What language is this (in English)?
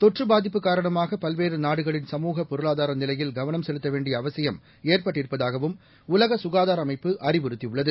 Tamil